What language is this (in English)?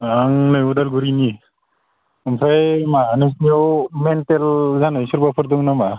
Bodo